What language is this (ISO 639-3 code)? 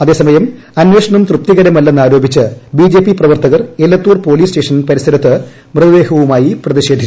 mal